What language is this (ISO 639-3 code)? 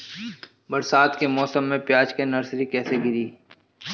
bho